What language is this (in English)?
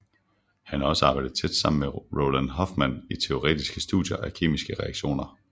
Danish